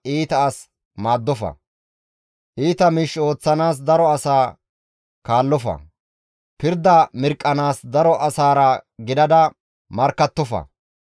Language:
Gamo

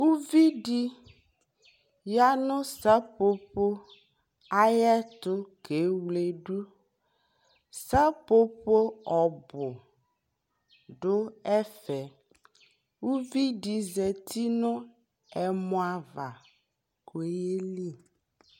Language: Ikposo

